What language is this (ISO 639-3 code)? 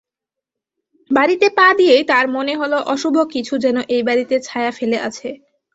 ben